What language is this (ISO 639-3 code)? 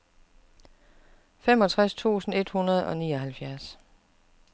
dan